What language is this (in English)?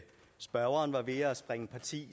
Danish